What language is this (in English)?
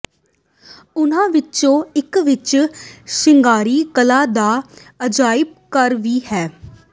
Punjabi